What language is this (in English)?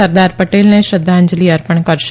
Gujarati